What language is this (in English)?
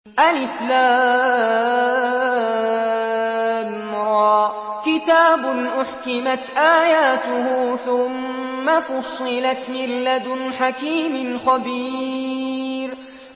Arabic